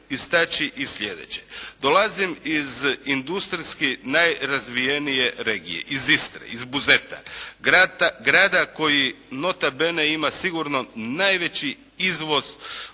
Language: Croatian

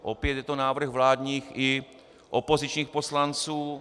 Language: Czech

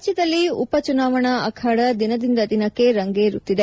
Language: Kannada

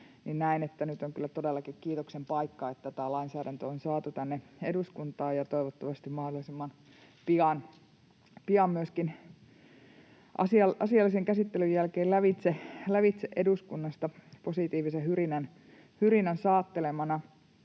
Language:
Finnish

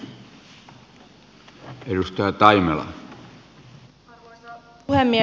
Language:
Finnish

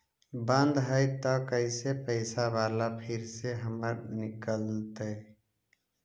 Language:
Magahi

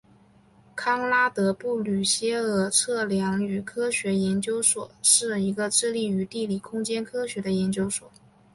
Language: Chinese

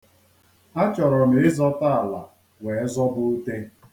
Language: Igbo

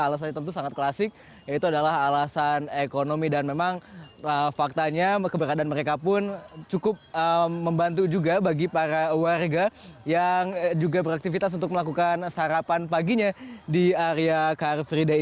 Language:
Indonesian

